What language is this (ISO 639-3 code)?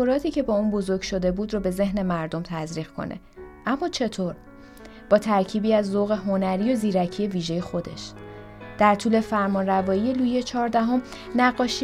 fas